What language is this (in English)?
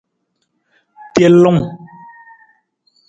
Nawdm